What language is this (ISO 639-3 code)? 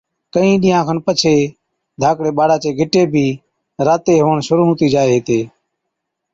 odk